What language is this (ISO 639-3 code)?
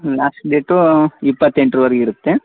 kan